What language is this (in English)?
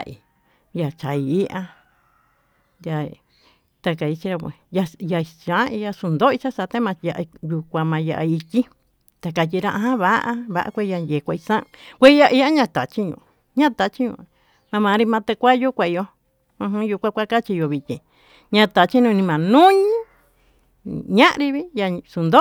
Tututepec Mixtec